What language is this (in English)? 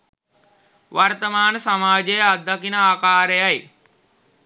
Sinhala